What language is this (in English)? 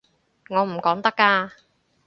Cantonese